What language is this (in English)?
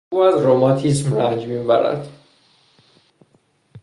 Persian